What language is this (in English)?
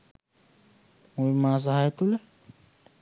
Sinhala